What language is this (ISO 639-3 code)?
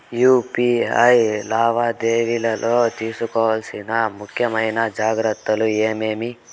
tel